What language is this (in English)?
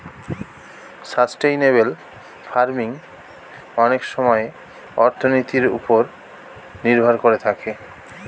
Bangla